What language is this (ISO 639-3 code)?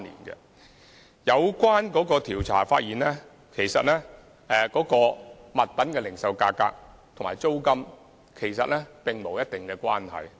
yue